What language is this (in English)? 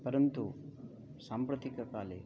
Sanskrit